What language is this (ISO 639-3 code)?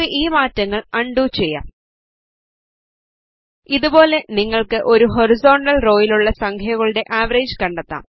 mal